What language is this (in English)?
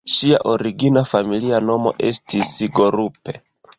Esperanto